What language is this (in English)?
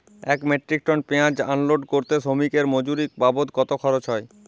Bangla